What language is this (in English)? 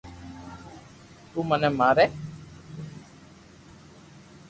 Loarki